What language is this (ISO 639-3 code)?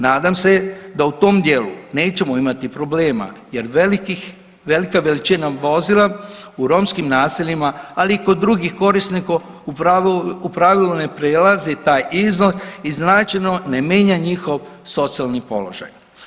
hrv